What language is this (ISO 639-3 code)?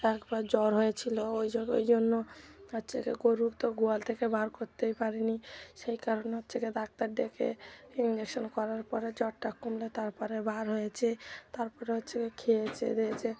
ben